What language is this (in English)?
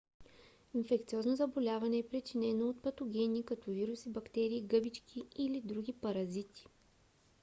Bulgarian